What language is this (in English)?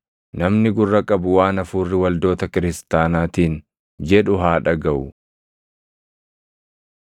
Oromo